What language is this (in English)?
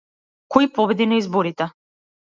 Macedonian